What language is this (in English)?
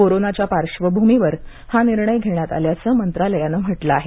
Marathi